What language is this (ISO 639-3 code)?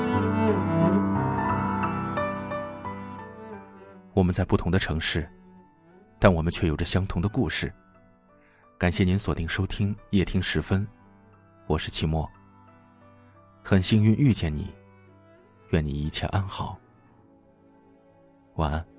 zho